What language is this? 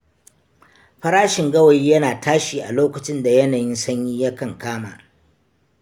Hausa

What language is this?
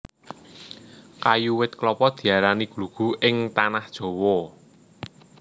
Javanese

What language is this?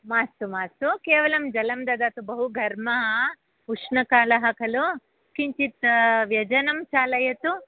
Sanskrit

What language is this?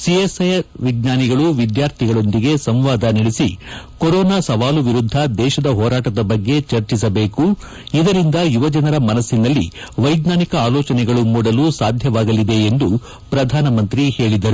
Kannada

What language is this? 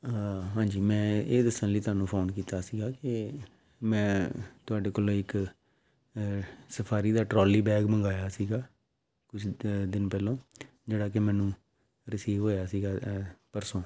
Punjabi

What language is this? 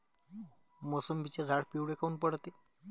Marathi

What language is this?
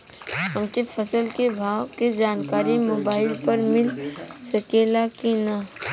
Bhojpuri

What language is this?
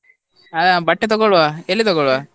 Kannada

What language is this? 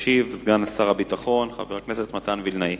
Hebrew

